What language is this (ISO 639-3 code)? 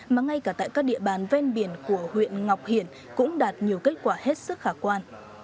vie